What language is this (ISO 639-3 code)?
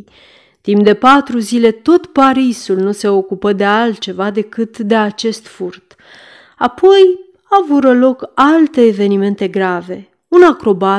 ron